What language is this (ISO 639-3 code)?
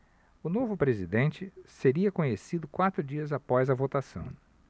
por